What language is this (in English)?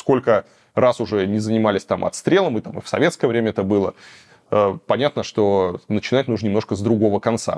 Russian